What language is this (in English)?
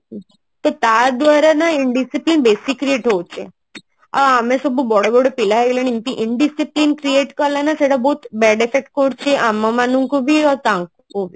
Odia